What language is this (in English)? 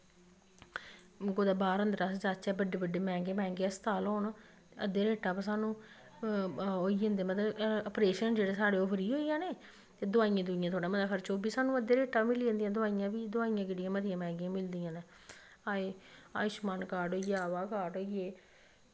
Dogri